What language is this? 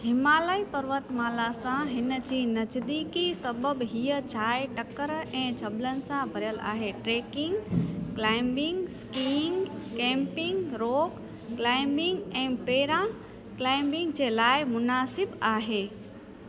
Sindhi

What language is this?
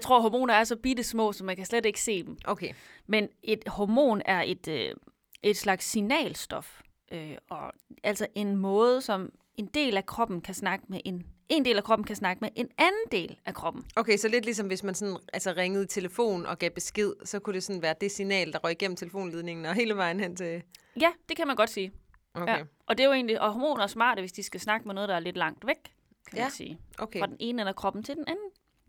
Danish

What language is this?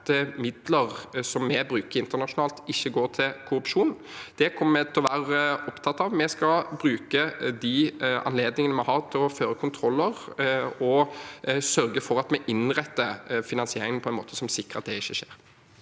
Norwegian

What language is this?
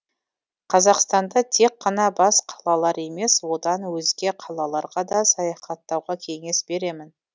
Kazakh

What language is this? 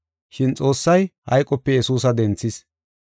Gofa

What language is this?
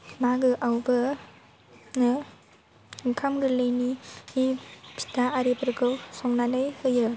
Bodo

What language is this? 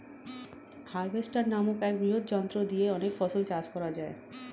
Bangla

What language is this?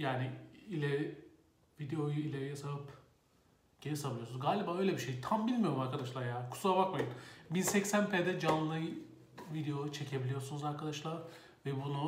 Turkish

